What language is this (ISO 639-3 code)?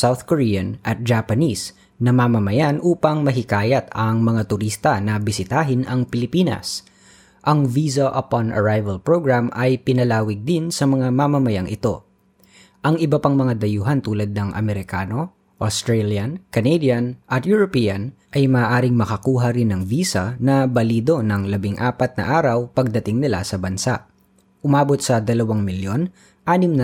fil